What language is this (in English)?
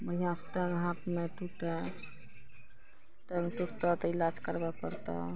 Maithili